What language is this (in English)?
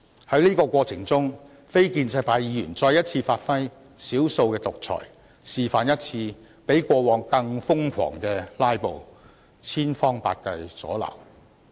Cantonese